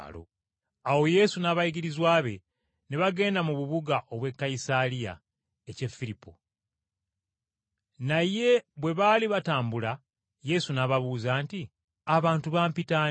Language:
Ganda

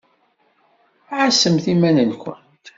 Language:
Kabyle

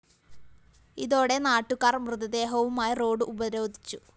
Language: Malayalam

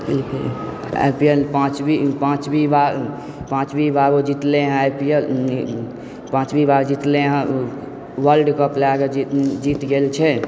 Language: Maithili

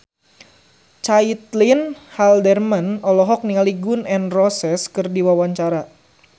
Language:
Sundanese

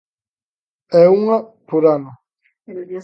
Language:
Galician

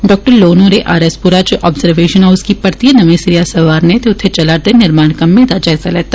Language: Dogri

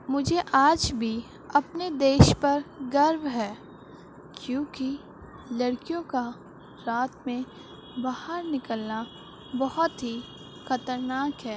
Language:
Urdu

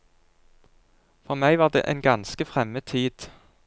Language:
Norwegian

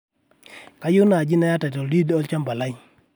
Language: Masai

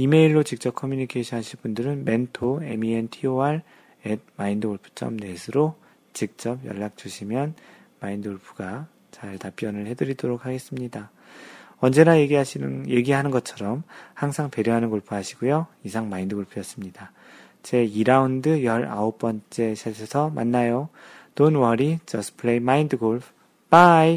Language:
Korean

